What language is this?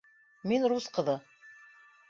Bashkir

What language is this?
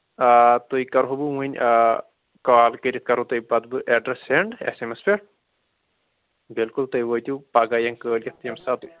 Kashmiri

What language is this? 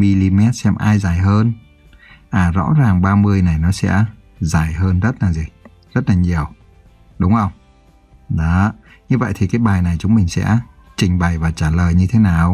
Vietnamese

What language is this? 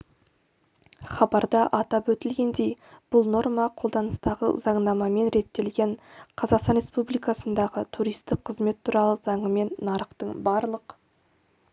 Kazakh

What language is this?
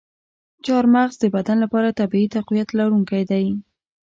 Pashto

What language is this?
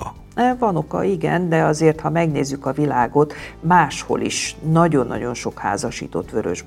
Hungarian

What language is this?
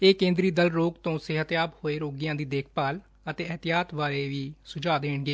Punjabi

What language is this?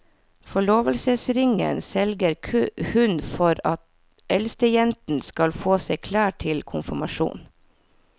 Norwegian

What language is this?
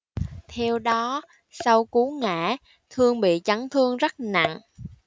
Vietnamese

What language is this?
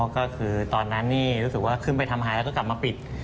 Thai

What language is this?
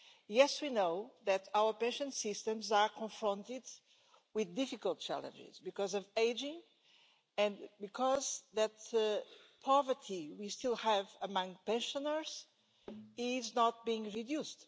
English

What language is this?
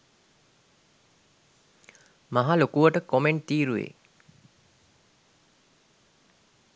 Sinhala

